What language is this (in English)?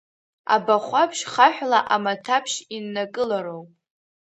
Abkhazian